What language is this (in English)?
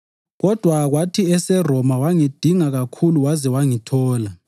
North Ndebele